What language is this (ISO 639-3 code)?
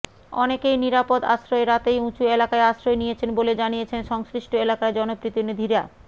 ben